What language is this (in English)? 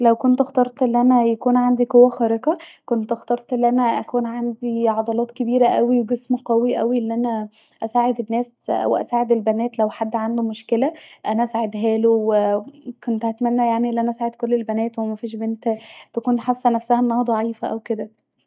Egyptian Arabic